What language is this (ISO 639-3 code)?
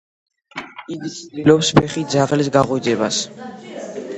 kat